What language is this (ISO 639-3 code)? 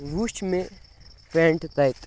kas